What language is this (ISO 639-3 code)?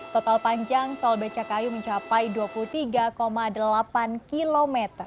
ind